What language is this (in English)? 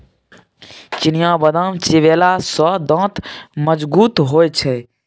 Maithili